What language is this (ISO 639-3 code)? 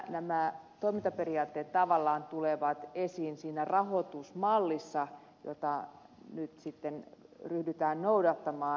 fin